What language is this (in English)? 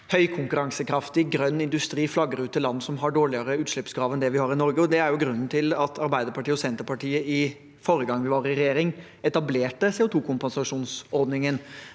Norwegian